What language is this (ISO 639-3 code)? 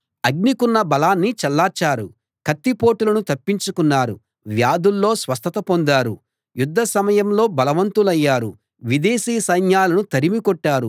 tel